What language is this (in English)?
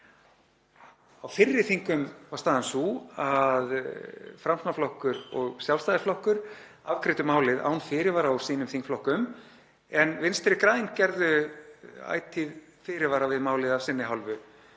Icelandic